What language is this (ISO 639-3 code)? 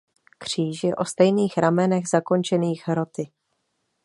ces